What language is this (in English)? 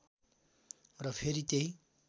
Nepali